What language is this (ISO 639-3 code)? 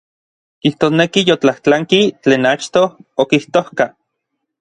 nlv